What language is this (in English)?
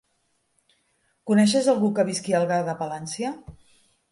Catalan